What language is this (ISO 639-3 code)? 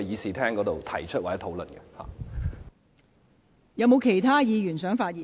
yue